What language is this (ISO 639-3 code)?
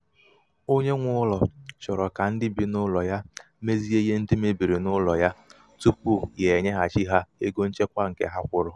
ibo